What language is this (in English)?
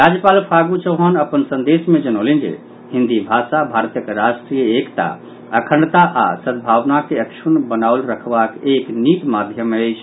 Maithili